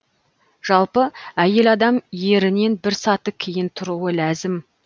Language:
Kazakh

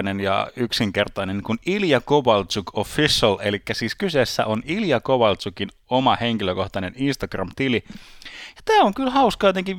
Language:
Finnish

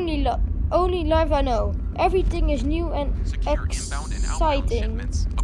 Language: Dutch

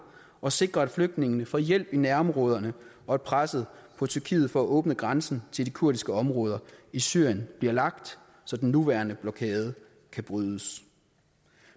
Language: Danish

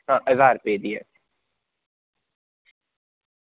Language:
Dogri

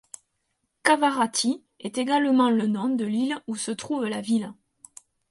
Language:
French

